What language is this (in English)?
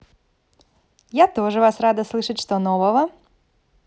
Russian